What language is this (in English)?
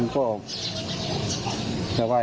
Thai